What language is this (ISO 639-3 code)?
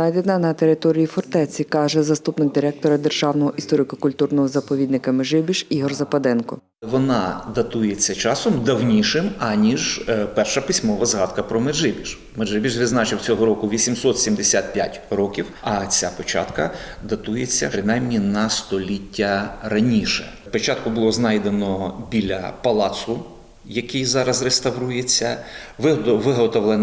ukr